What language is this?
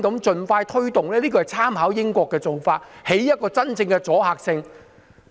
Cantonese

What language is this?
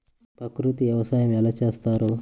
Telugu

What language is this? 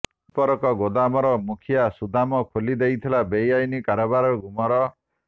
Odia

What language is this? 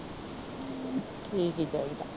Punjabi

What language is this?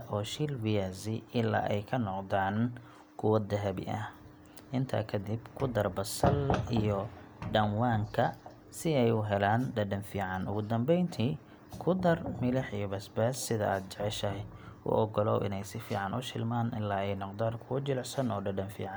Somali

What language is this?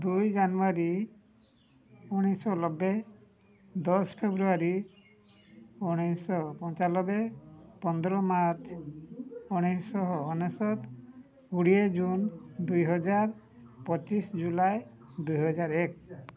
Odia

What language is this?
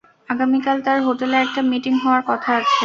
Bangla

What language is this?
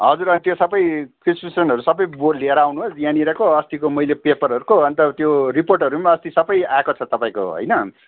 Nepali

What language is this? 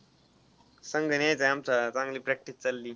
Marathi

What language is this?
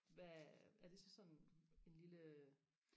Danish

